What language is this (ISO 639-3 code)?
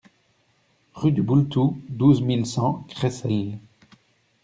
fra